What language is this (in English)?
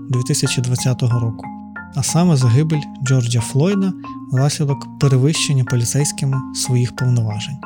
Ukrainian